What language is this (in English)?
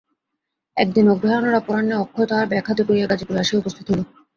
Bangla